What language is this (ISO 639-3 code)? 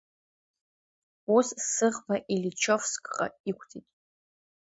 abk